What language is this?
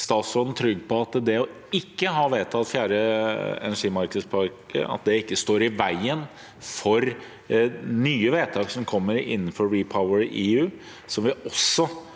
Norwegian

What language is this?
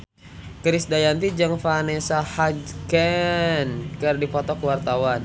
Sundanese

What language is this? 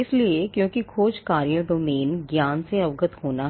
Hindi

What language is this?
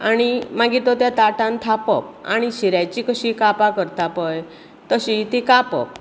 Konkani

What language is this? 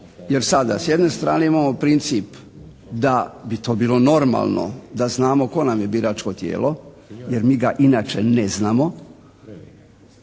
Croatian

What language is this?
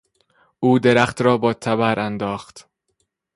Persian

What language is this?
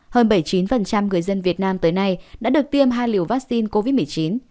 Vietnamese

